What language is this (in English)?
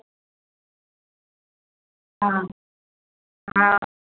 Dogri